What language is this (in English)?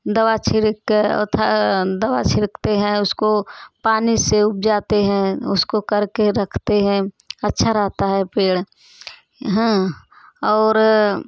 Hindi